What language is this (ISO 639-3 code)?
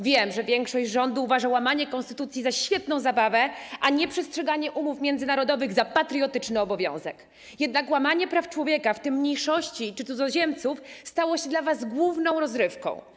pol